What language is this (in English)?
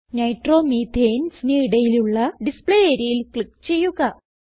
Malayalam